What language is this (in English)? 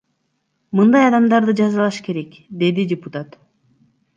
Kyrgyz